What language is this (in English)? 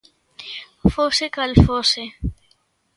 Galician